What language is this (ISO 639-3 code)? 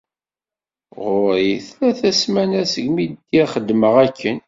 kab